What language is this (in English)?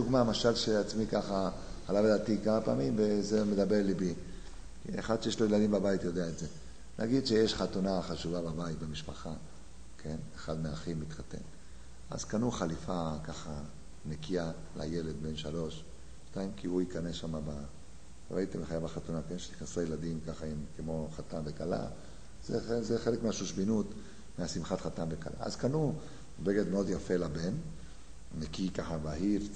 Hebrew